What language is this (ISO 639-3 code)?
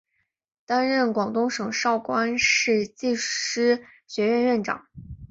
zho